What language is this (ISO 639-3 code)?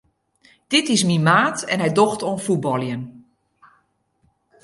fry